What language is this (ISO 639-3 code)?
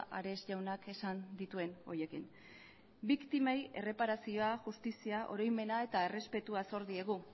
eus